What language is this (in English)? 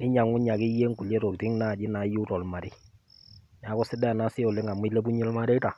Masai